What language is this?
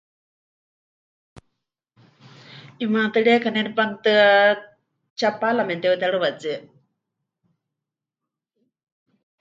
Huichol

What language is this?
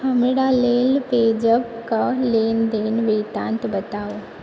Maithili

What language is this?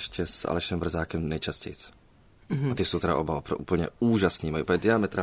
Czech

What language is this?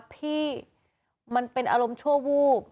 Thai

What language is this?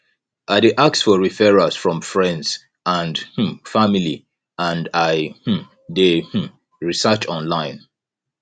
Nigerian Pidgin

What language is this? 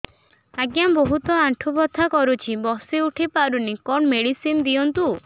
Odia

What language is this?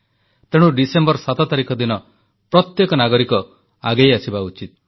Odia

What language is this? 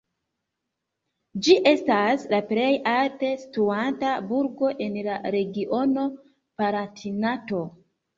Esperanto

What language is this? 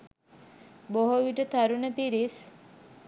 Sinhala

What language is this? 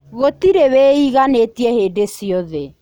Kikuyu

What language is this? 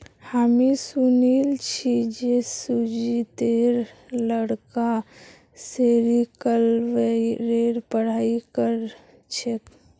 Magahi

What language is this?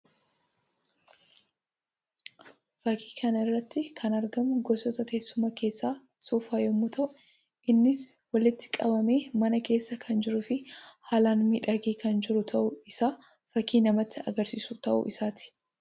Oromo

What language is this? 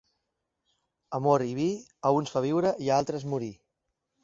Catalan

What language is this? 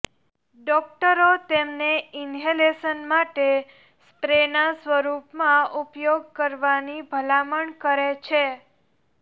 Gujarati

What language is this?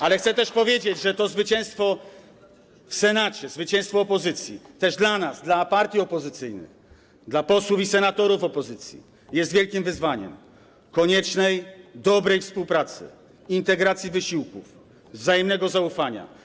Polish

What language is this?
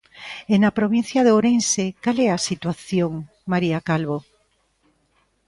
Galician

